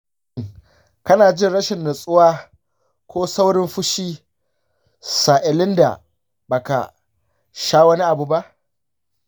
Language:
Hausa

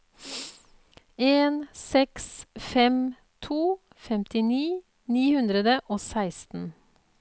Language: Norwegian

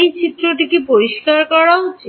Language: Bangla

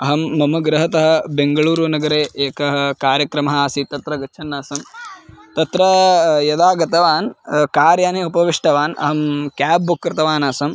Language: Sanskrit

